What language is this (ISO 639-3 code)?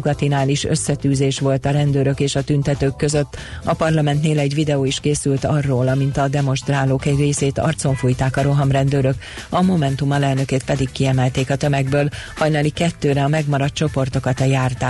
hun